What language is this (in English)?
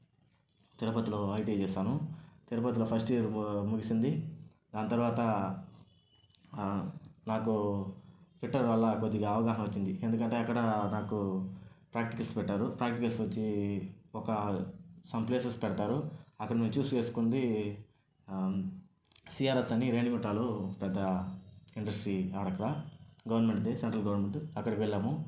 Telugu